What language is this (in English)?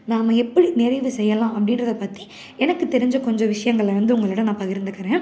Tamil